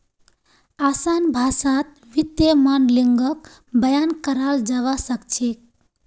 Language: Magahi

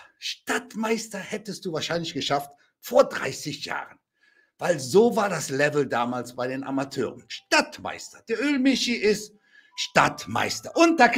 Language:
German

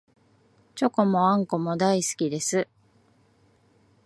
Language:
Japanese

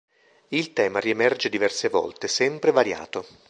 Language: Italian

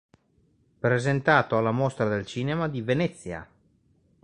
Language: Italian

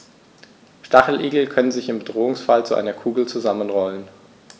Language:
German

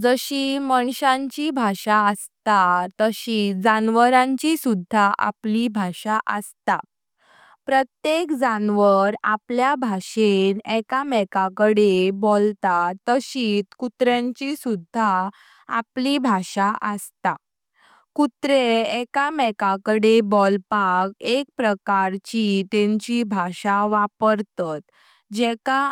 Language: Konkani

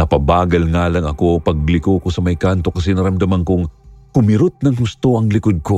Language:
Filipino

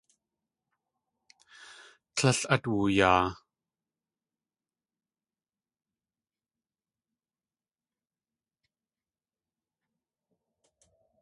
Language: Tlingit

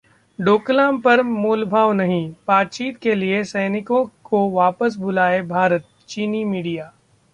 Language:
Hindi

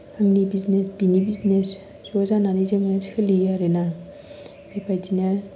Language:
Bodo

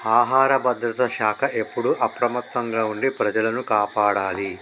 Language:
Telugu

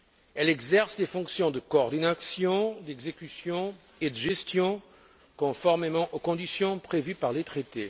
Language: French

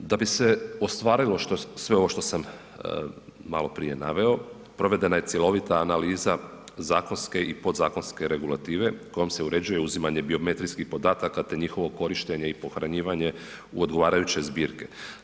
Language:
Croatian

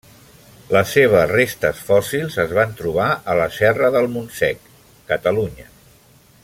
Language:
Catalan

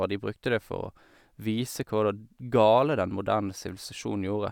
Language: Norwegian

